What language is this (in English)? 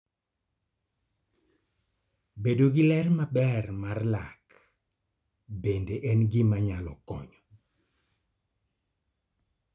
Luo (Kenya and Tanzania)